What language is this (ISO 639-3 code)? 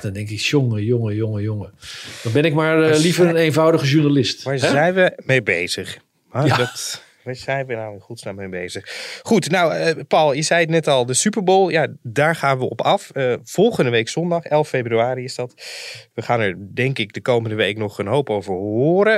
nld